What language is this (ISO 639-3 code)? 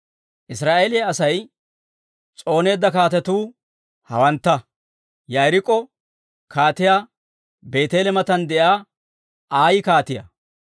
dwr